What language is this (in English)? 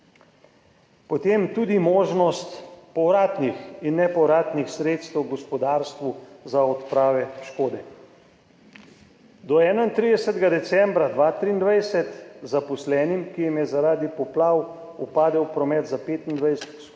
Slovenian